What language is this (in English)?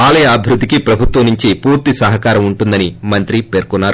Telugu